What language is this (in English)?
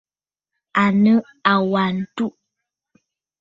Bafut